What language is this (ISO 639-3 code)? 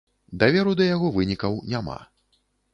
bel